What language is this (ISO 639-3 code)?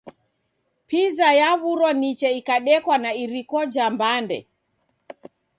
dav